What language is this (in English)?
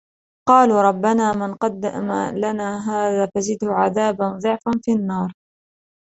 Arabic